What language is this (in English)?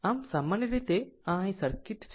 Gujarati